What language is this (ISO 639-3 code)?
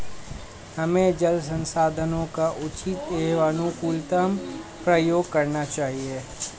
hin